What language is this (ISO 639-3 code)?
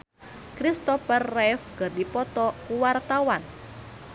sun